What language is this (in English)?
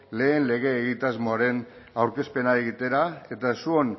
Basque